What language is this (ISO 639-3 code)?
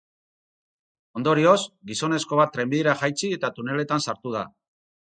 eus